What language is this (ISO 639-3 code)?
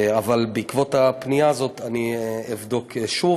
heb